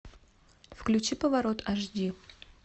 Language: Russian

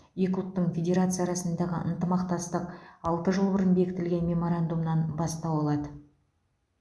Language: Kazakh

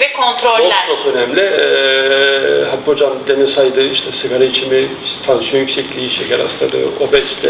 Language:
Turkish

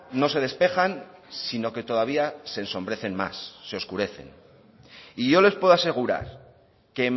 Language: Spanish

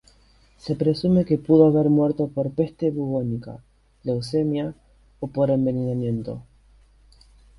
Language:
Spanish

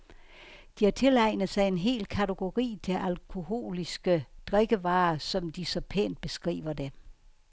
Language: Danish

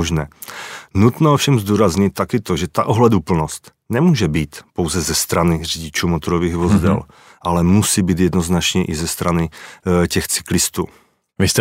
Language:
Czech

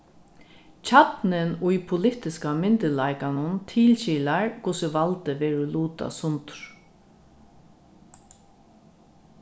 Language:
Faroese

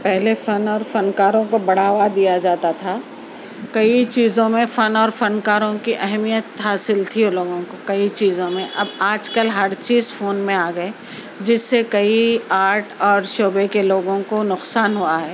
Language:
Urdu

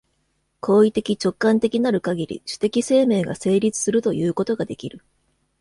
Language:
Japanese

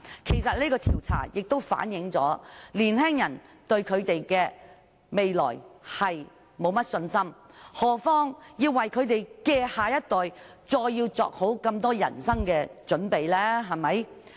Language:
Cantonese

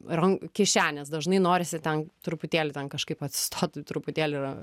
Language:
Lithuanian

